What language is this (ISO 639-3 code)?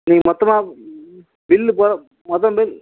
tam